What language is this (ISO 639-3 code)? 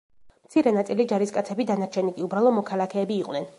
kat